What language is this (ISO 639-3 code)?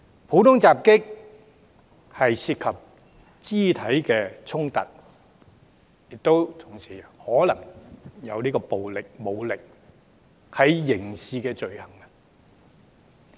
yue